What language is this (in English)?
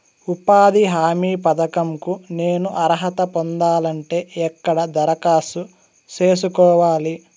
Telugu